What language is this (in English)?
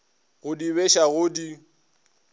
Northern Sotho